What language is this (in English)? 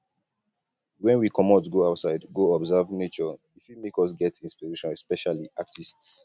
Nigerian Pidgin